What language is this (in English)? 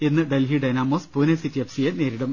Malayalam